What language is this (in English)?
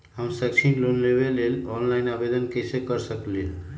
Magahi